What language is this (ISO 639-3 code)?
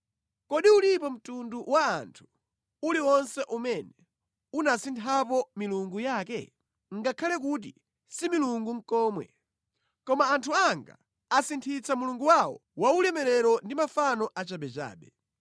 nya